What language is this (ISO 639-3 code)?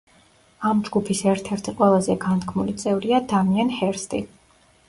kat